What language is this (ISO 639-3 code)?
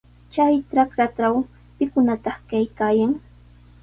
qws